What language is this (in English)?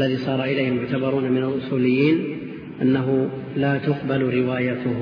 Arabic